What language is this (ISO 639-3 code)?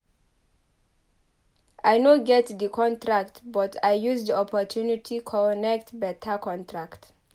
pcm